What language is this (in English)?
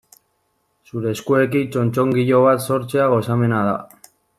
Basque